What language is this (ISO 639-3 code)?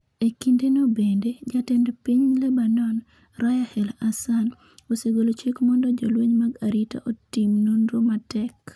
luo